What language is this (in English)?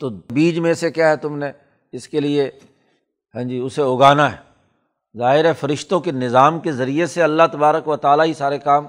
Urdu